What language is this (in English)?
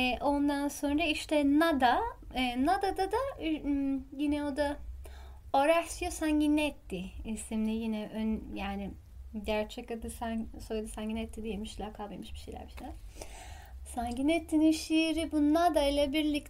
Turkish